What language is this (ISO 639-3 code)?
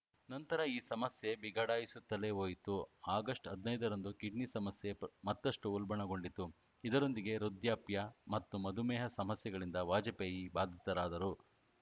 kan